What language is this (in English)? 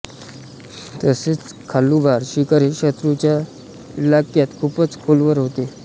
Marathi